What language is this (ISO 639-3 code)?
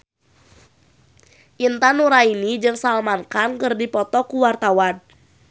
sun